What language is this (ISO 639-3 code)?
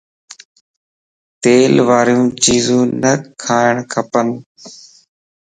lss